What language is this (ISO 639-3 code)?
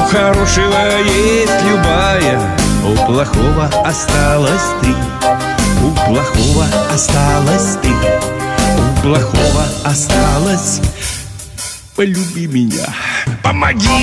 rus